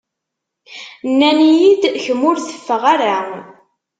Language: Kabyle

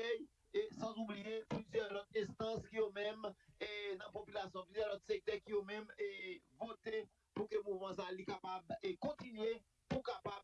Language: French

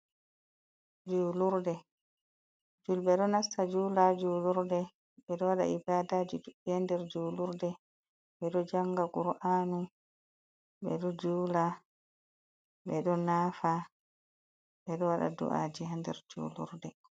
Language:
Fula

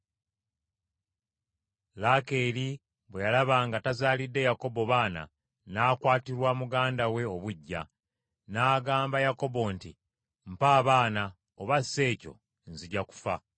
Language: Ganda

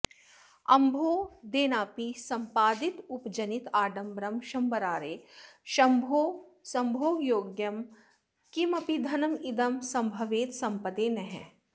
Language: Sanskrit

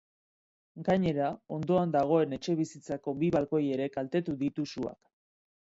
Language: Basque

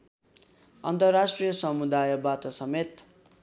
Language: Nepali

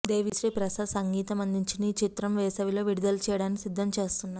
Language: Telugu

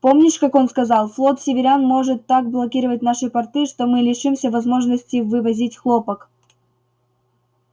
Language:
Russian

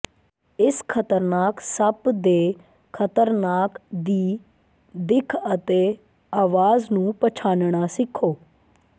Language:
Punjabi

